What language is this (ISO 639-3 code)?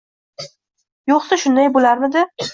uzb